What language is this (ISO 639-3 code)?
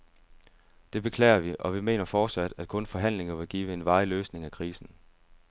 dan